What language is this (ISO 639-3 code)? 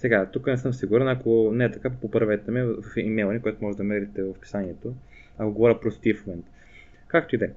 bul